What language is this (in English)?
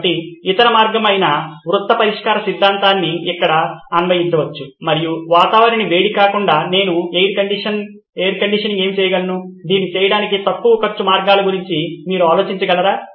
Telugu